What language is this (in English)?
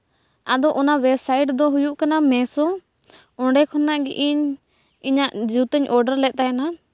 Santali